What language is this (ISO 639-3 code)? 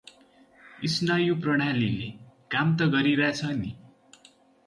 nep